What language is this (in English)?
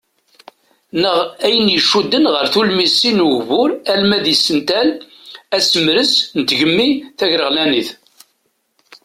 Kabyle